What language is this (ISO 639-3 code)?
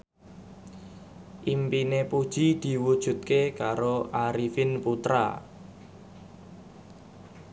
jav